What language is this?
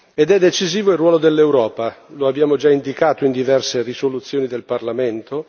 Italian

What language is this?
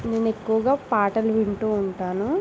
Telugu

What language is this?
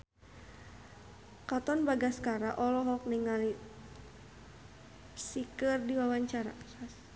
Sundanese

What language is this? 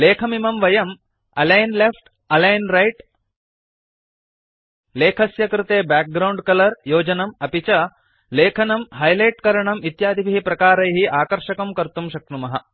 Sanskrit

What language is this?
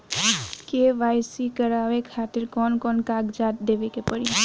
Bhojpuri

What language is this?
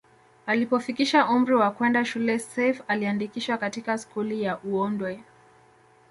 Swahili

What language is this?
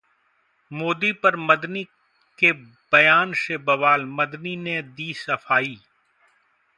Hindi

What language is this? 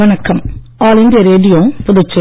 Tamil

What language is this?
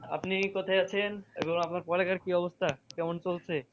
Bangla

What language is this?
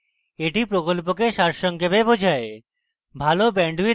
Bangla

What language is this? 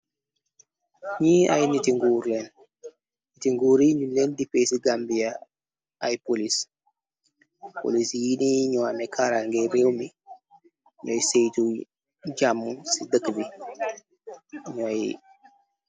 Wolof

